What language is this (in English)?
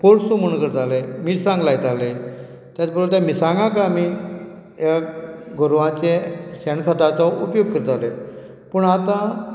Konkani